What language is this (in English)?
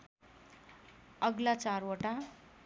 Nepali